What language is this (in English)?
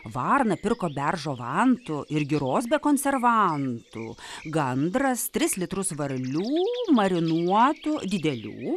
Lithuanian